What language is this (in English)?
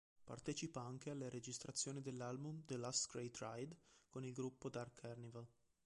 Italian